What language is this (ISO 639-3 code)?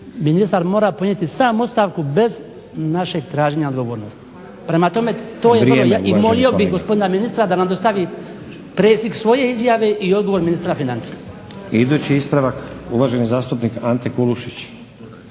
hrv